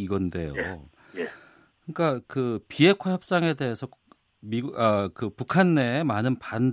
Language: Korean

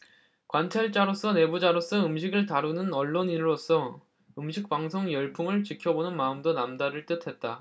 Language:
Korean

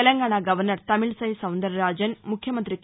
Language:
Telugu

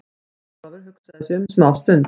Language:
Icelandic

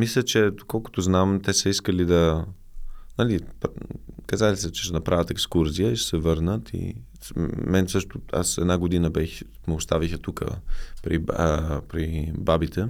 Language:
Bulgarian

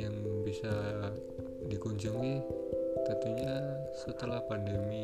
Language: Indonesian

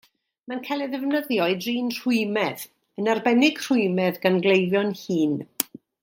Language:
Welsh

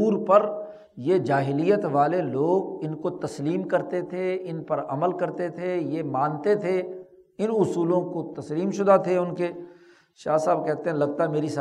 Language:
Urdu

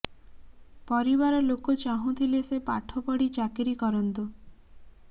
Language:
Odia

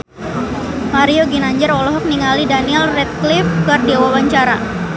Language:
Sundanese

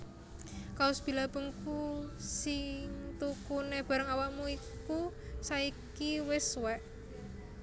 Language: Javanese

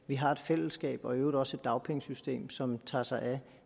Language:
Danish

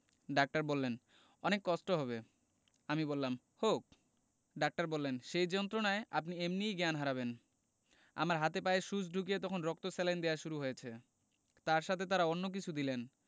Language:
Bangla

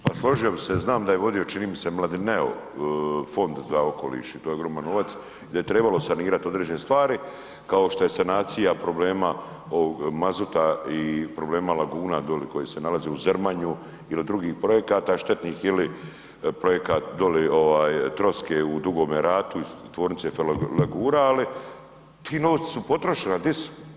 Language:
Croatian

